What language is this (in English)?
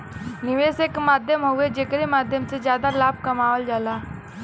Bhojpuri